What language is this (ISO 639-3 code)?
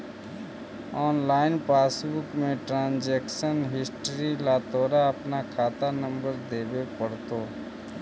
mag